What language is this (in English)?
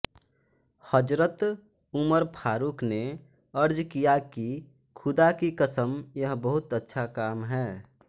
Hindi